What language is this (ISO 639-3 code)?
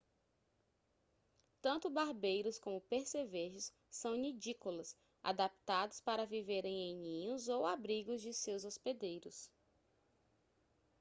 por